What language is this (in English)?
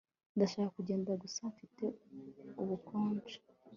Kinyarwanda